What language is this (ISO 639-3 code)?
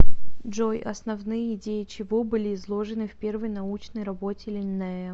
rus